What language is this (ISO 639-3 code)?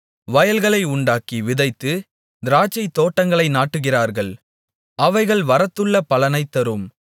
tam